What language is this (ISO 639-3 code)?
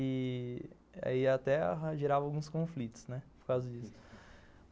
por